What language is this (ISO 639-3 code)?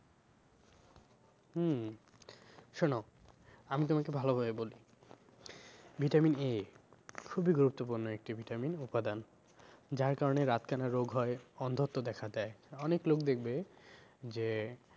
ben